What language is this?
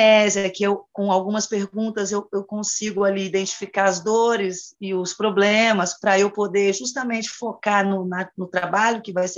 Portuguese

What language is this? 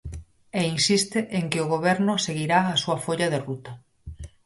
Galician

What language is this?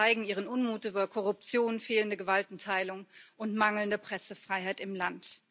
German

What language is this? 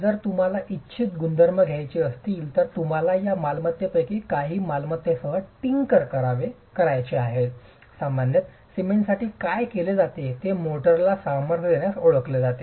Marathi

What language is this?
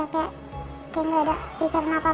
Indonesian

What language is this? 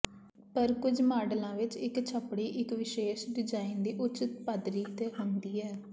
Punjabi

